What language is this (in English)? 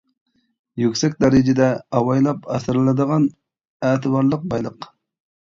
Uyghur